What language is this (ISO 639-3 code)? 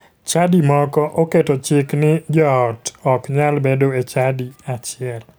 luo